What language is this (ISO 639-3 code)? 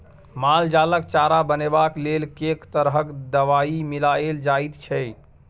mai